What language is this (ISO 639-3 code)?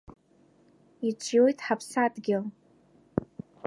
abk